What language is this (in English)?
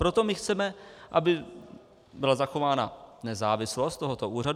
Czech